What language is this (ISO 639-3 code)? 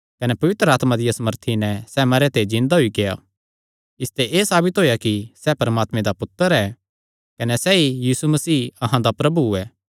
xnr